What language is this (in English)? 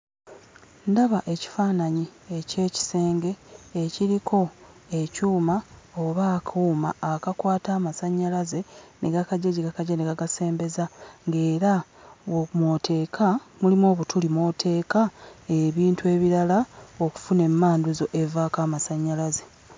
Ganda